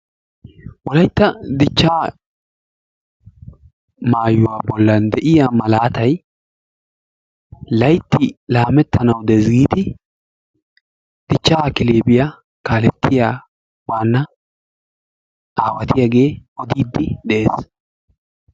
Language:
Wolaytta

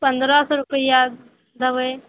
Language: Maithili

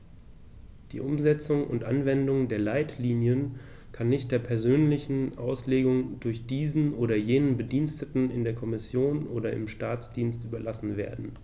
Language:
German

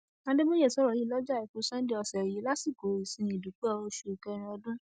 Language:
Yoruba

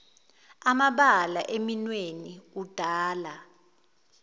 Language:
Zulu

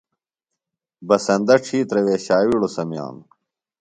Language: Phalura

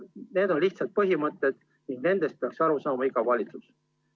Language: Estonian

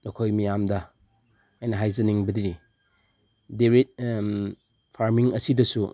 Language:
Manipuri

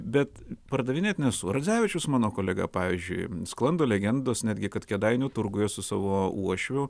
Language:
Lithuanian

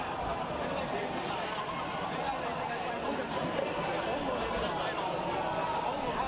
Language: Indonesian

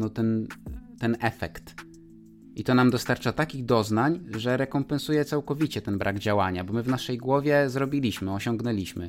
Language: Polish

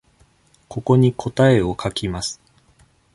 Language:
Japanese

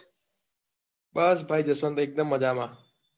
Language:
Gujarati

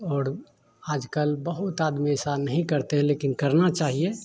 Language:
Hindi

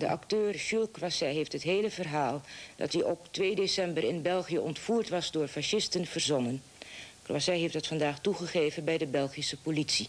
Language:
Dutch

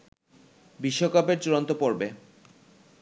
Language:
Bangla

